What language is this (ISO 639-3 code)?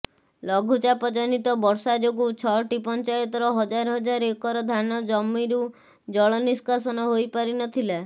ori